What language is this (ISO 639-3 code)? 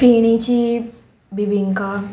kok